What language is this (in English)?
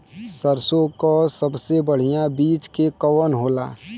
Bhojpuri